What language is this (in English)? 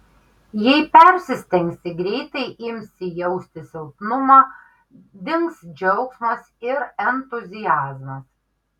Lithuanian